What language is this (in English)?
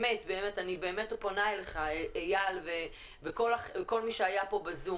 Hebrew